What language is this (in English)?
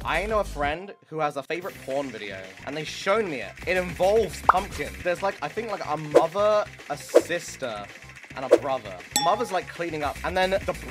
English